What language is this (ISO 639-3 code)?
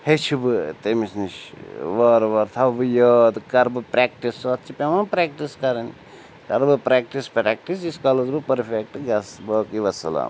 kas